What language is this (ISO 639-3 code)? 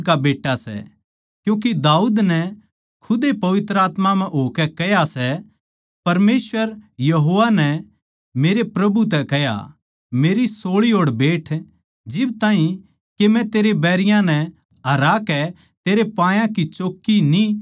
bgc